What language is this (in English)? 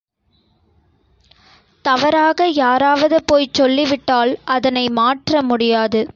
Tamil